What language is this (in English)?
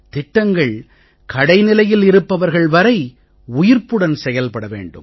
Tamil